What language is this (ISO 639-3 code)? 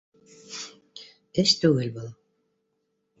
bak